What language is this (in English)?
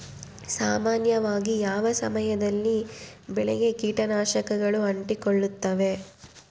Kannada